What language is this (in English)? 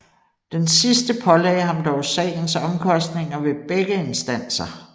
Danish